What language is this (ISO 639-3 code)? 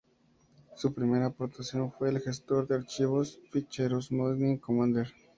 spa